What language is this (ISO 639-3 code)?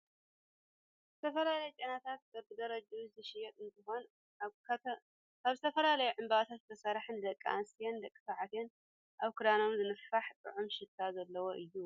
tir